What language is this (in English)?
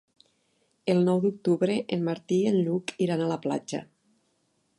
Catalan